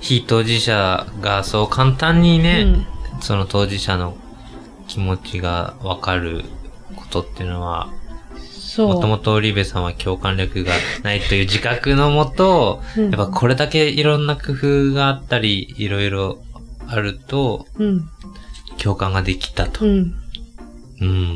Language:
Japanese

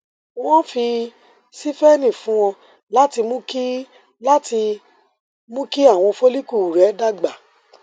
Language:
Yoruba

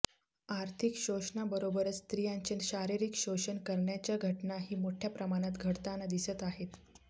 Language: Marathi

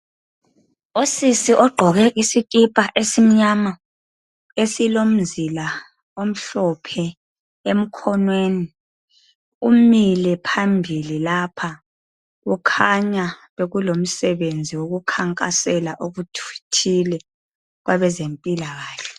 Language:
North Ndebele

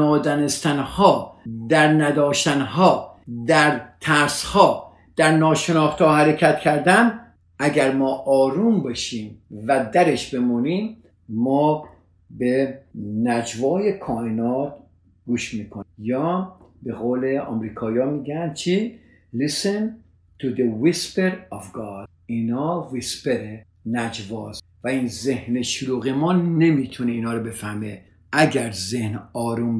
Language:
Persian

